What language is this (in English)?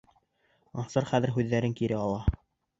Bashkir